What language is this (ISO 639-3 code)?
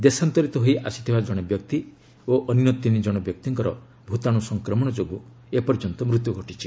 ori